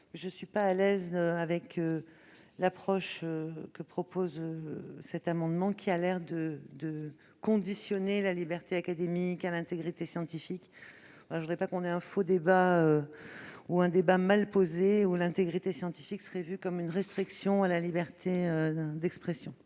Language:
French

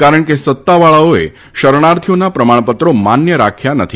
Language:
Gujarati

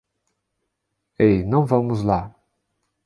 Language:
Portuguese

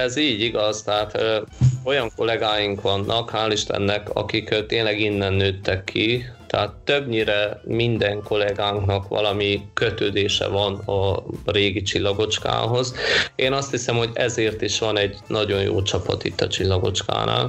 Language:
Hungarian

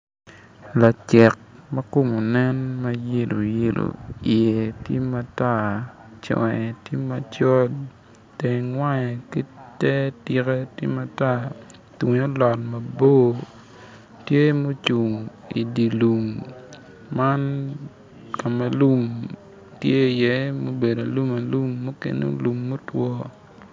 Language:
Acoli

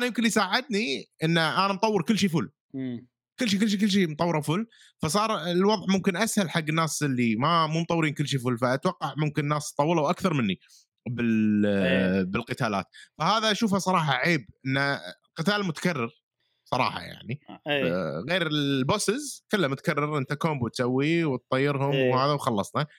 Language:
Arabic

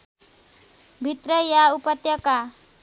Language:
Nepali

